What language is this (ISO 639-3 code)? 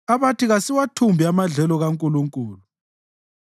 nde